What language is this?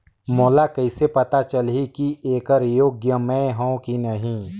Chhattisgarhi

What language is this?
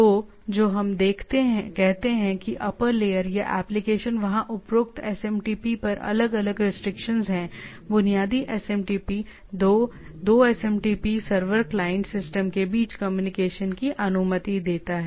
Hindi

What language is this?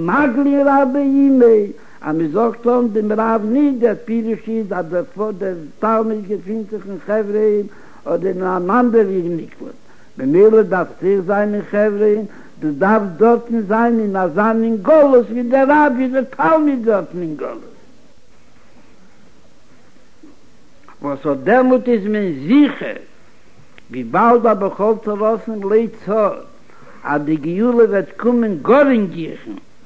Hebrew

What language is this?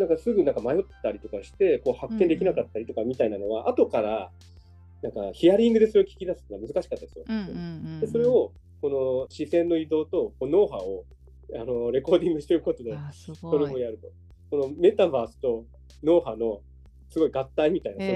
Japanese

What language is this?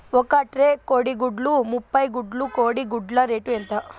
Telugu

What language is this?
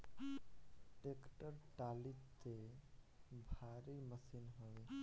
Bhojpuri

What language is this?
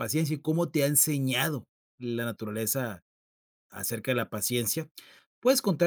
Spanish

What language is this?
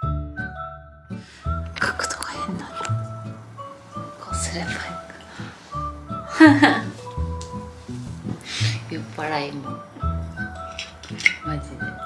Japanese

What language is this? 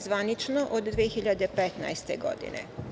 Serbian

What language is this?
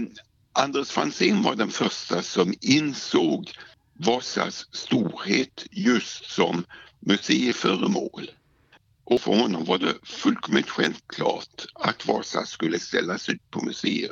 Swedish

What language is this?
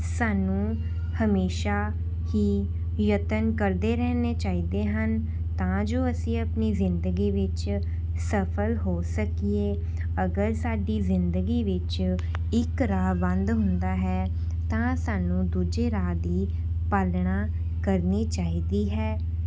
Punjabi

